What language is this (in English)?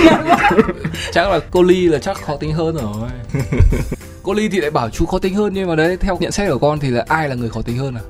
Vietnamese